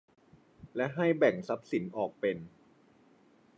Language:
Thai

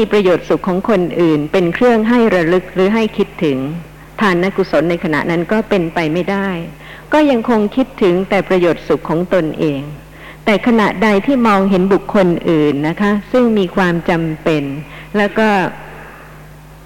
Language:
Thai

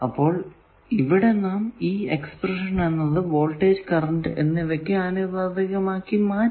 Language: Malayalam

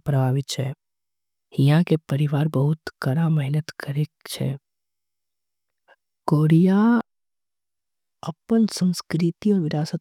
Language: Angika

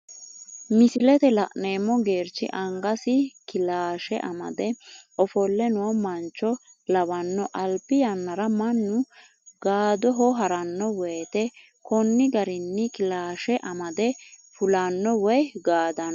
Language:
Sidamo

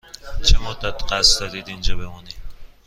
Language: Persian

